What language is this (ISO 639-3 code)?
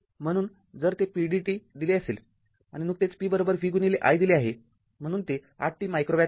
mar